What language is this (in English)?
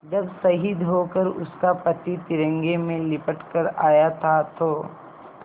Hindi